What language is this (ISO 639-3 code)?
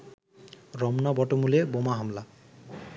ben